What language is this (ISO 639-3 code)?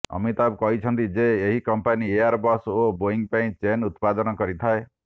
ori